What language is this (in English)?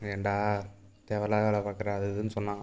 Tamil